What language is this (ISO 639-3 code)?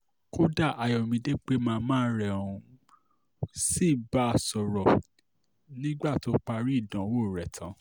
yor